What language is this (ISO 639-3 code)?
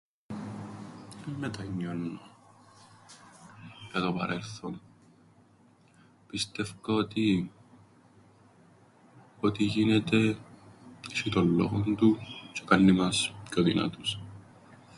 ell